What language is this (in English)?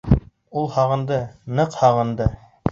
Bashkir